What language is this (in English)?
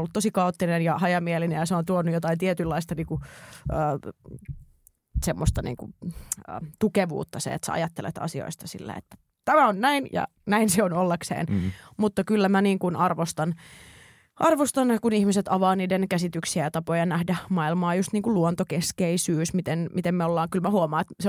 Finnish